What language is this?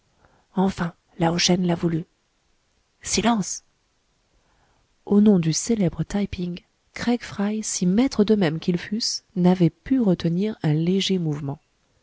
French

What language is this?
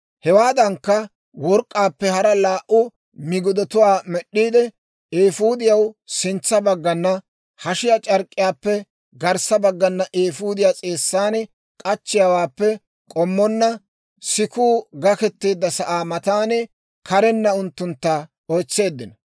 Dawro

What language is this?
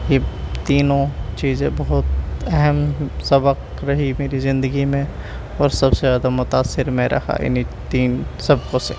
Urdu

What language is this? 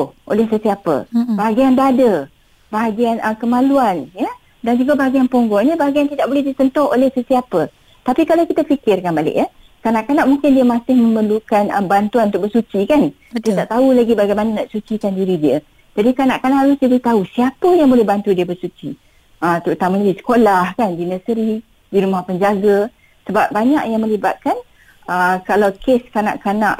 Malay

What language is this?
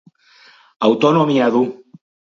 Basque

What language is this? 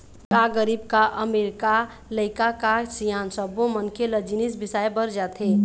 Chhattisgarhi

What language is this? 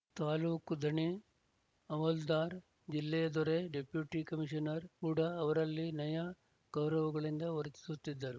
Kannada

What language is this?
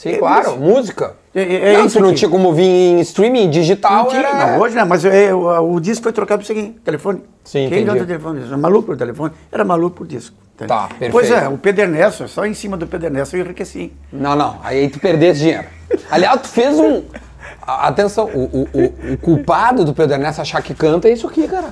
Portuguese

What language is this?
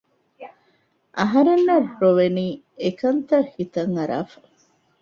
Divehi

